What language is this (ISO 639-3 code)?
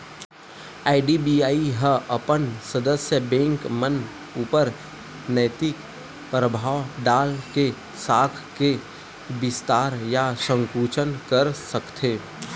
hne